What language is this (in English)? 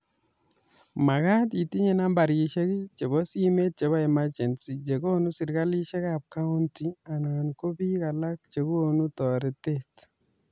Kalenjin